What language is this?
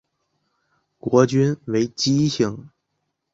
Chinese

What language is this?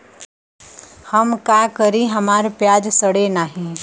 Bhojpuri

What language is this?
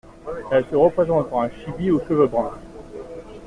French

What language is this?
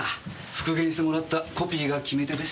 Japanese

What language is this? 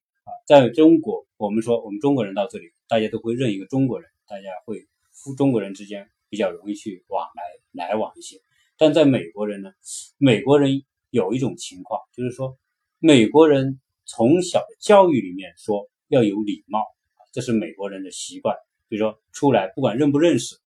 Chinese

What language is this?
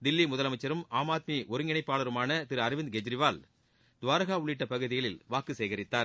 Tamil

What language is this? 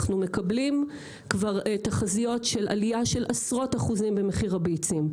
Hebrew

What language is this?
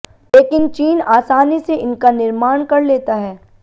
Hindi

